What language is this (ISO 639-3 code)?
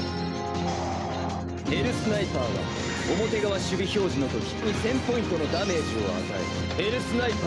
jpn